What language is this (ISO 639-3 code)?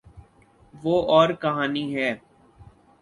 urd